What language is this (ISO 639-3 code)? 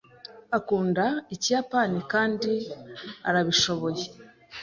kin